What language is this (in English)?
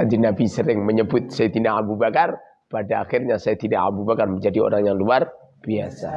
Indonesian